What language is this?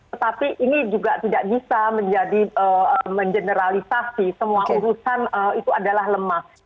Indonesian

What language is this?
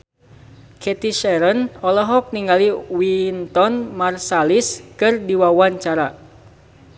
Sundanese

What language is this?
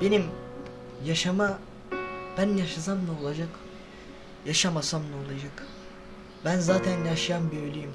Turkish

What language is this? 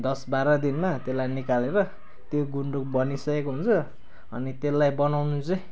Nepali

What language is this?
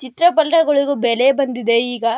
Kannada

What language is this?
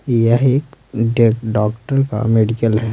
Hindi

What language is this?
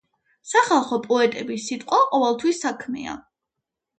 Georgian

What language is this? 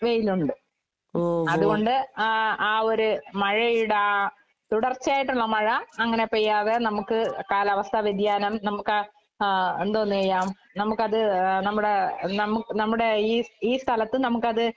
Malayalam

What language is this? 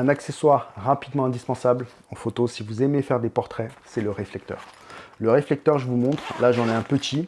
French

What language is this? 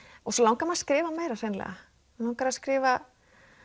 Icelandic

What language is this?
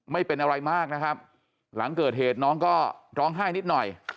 Thai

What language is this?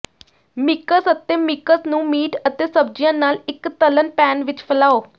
Punjabi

